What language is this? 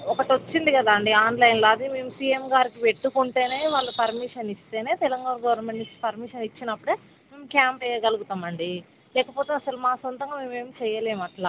Telugu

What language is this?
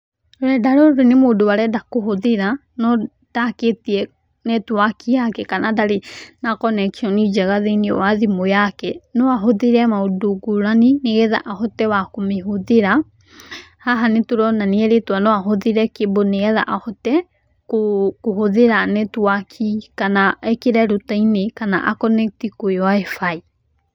Kikuyu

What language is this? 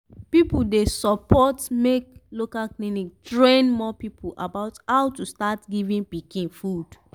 Nigerian Pidgin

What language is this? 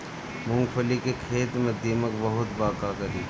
Bhojpuri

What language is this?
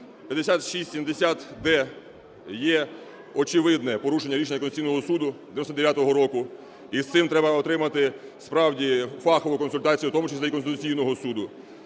Ukrainian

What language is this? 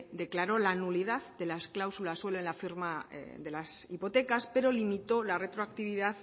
Spanish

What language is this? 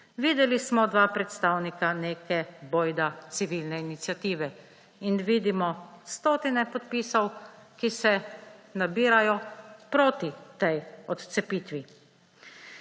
Slovenian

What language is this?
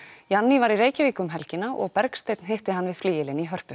Icelandic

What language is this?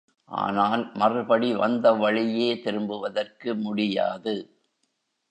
Tamil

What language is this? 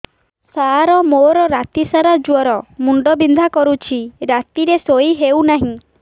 Odia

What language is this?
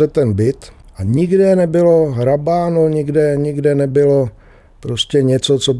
Czech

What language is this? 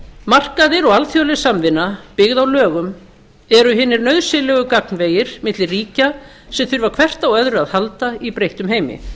Icelandic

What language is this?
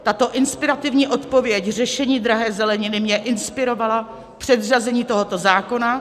Czech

